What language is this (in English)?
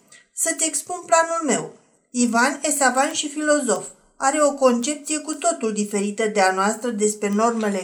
Romanian